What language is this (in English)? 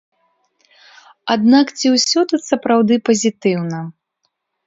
Belarusian